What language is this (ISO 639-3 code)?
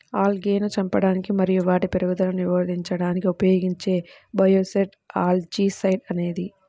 tel